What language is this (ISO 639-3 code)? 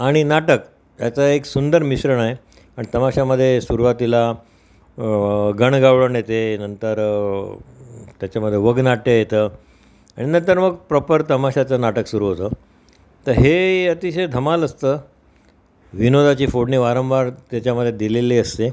mar